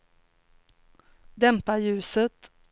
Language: Swedish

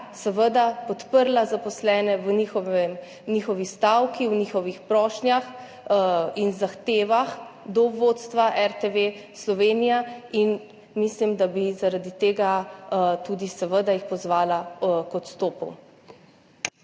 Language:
Slovenian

